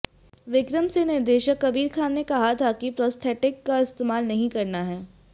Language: Hindi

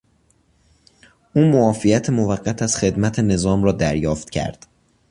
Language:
Persian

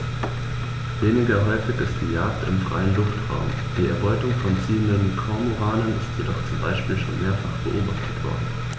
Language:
German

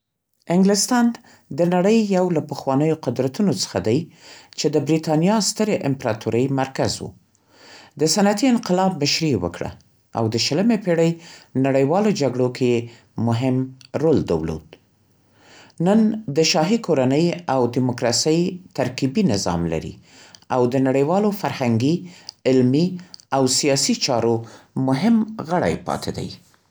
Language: Central Pashto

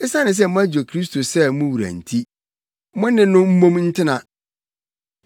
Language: Akan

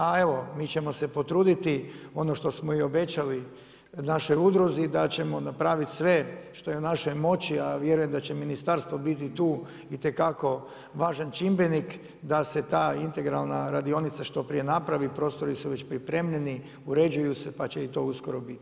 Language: Croatian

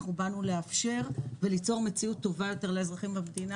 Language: Hebrew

